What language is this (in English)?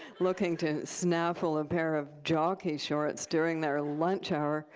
English